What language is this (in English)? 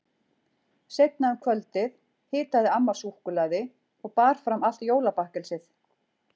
Icelandic